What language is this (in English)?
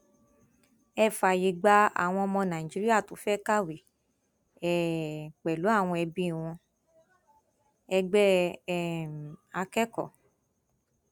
Yoruba